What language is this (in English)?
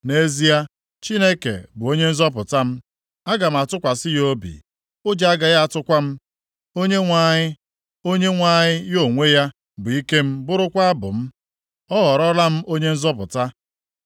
Igbo